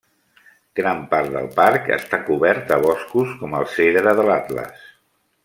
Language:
Catalan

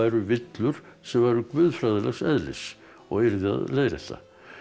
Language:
Icelandic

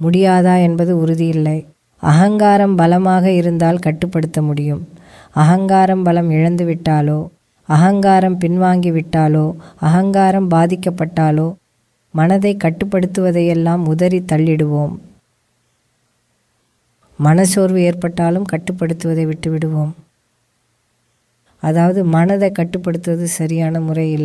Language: Gujarati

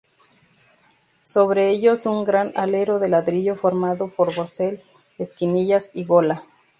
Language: Spanish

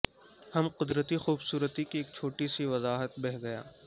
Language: Urdu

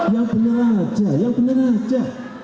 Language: Indonesian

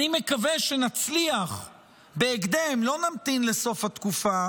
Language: Hebrew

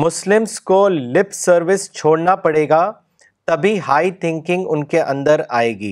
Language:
Urdu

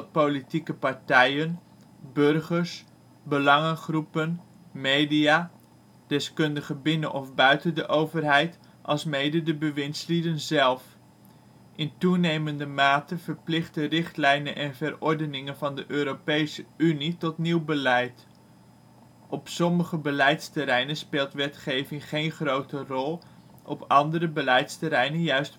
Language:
Dutch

